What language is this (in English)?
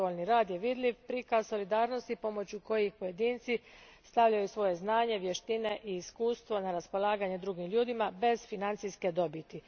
Croatian